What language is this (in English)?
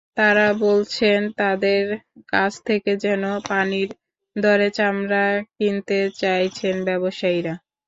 Bangla